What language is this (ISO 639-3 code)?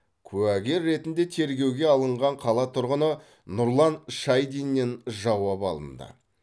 kaz